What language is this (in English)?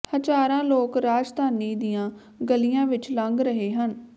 Punjabi